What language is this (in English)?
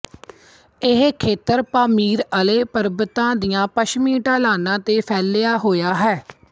Punjabi